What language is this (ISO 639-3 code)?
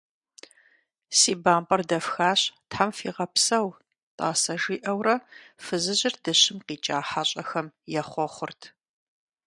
kbd